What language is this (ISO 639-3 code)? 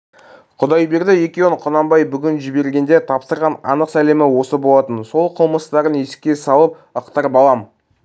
kaz